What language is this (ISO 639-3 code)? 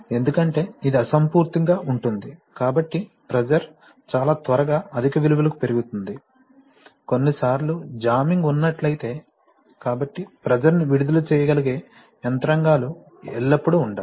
tel